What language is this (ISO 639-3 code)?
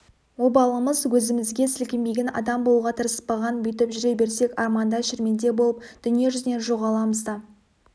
kaz